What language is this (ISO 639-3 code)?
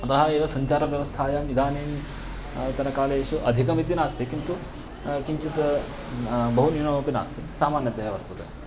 san